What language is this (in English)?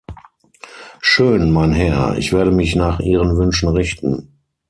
German